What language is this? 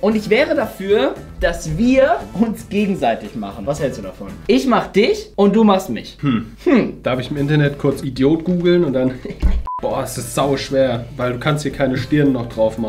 German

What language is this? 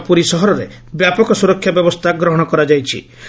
Odia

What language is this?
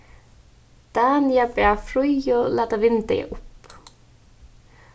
Faroese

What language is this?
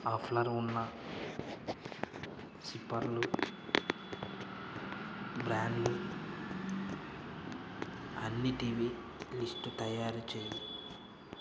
Telugu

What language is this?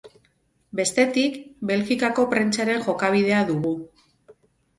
Basque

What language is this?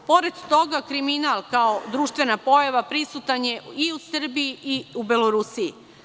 Serbian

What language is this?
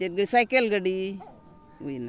Santali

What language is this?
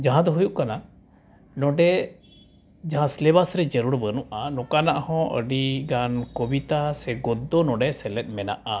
Santali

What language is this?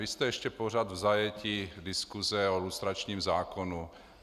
Czech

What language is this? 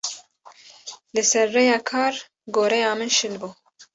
Kurdish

